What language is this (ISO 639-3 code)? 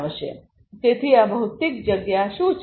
guj